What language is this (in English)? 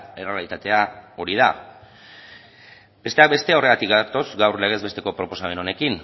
Basque